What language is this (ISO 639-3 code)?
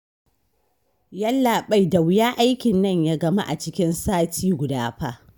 hau